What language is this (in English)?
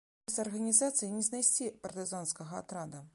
Belarusian